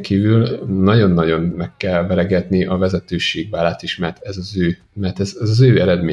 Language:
Hungarian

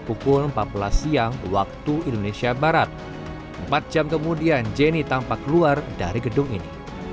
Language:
Indonesian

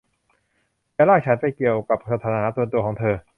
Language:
Thai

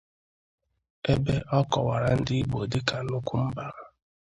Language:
Igbo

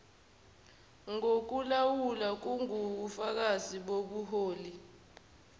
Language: Zulu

